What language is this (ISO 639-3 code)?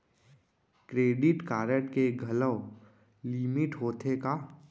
hne